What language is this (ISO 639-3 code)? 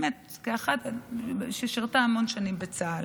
heb